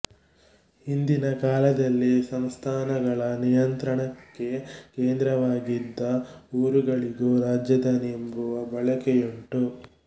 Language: Kannada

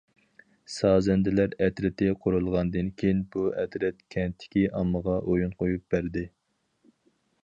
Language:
Uyghur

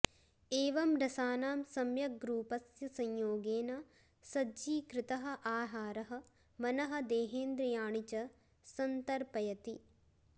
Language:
Sanskrit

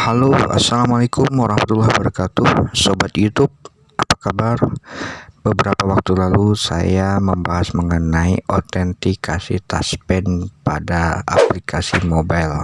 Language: Indonesian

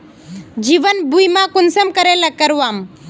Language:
Magahi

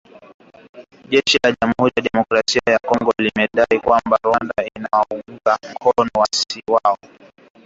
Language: Swahili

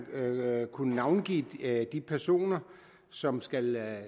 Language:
Danish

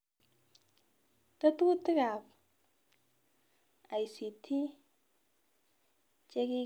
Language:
Kalenjin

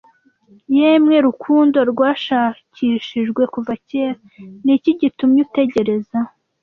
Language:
Kinyarwanda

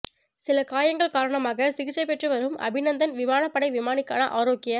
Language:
Tamil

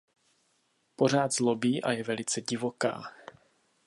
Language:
Czech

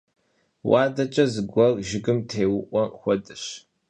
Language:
Kabardian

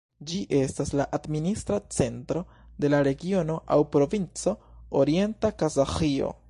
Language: Esperanto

